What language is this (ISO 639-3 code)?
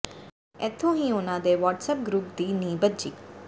pan